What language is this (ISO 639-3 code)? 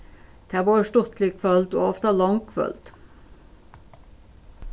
fao